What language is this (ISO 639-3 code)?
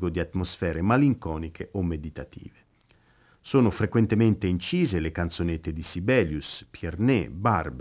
ita